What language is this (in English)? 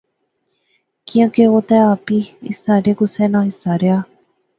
Pahari-Potwari